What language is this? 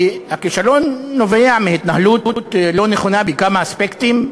Hebrew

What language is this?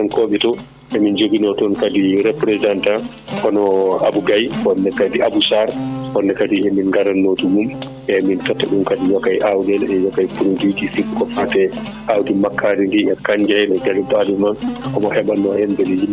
Fula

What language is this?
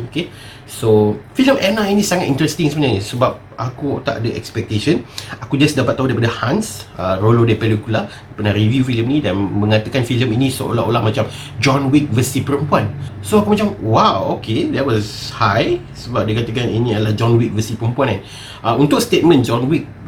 Malay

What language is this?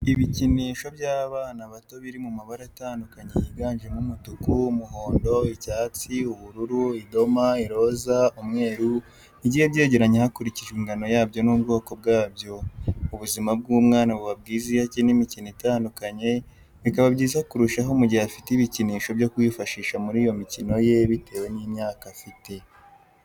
Kinyarwanda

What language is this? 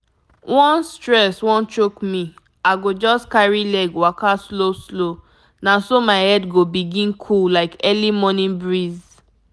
Nigerian Pidgin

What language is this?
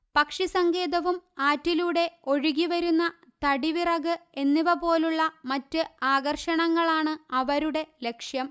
Malayalam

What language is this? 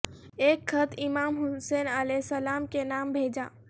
Urdu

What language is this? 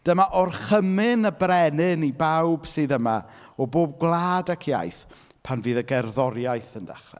Welsh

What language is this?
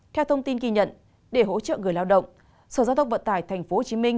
Vietnamese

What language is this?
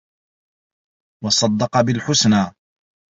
Arabic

